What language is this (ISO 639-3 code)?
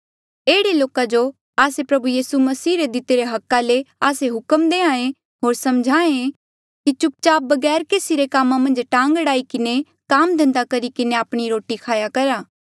mjl